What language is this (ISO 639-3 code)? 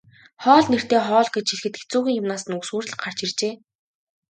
mon